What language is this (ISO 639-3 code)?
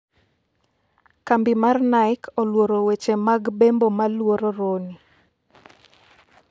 luo